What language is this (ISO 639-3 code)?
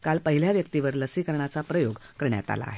mar